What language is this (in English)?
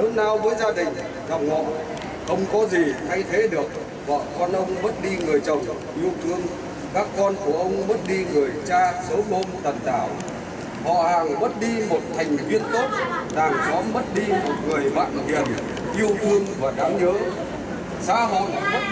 Vietnamese